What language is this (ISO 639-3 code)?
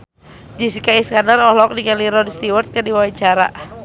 sun